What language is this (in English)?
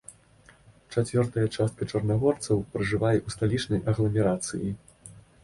Belarusian